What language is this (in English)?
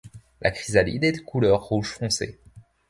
French